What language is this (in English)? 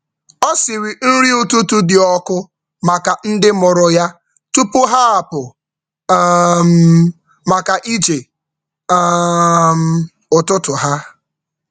Igbo